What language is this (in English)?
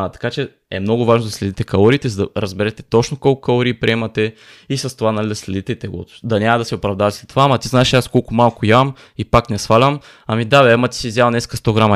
Bulgarian